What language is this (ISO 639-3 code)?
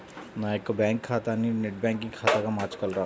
tel